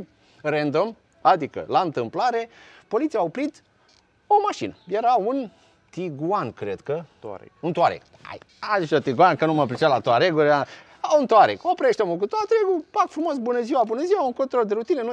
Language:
Romanian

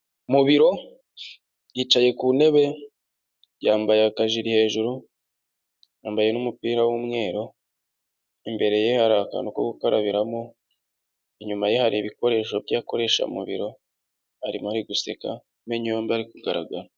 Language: Kinyarwanda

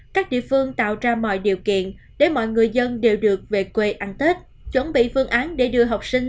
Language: Vietnamese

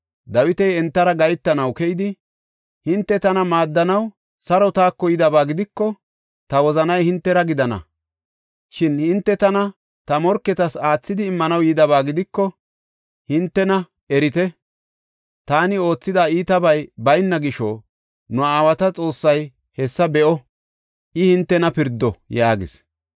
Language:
Gofa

